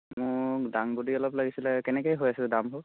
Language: Assamese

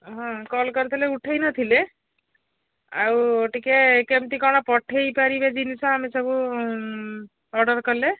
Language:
Odia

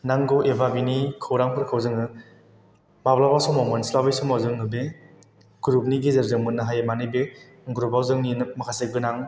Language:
Bodo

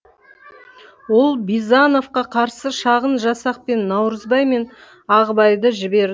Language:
Kazakh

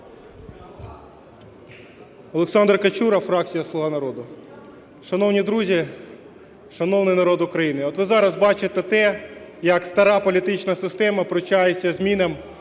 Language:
Ukrainian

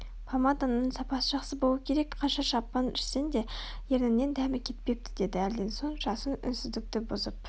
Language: Kazakh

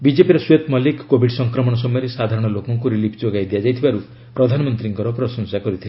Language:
Odia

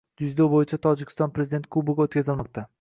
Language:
Uzbek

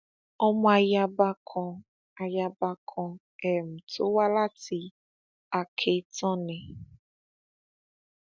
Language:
Yoruba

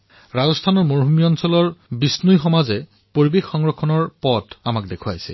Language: Assamese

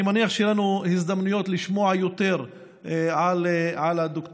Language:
Hebrew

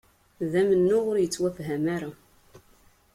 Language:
Kabyle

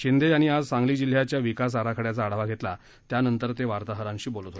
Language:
Marathi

